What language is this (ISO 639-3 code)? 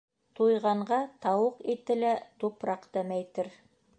bak